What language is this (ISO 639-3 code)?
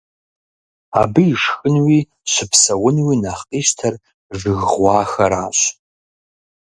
kbd